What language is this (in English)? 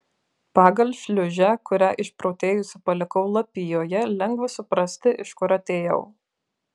Lithuanian